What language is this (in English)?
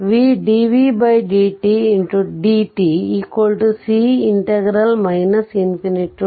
Kannada